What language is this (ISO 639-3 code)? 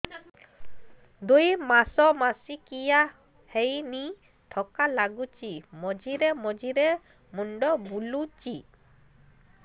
ori